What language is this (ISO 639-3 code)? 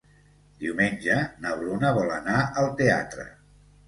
cat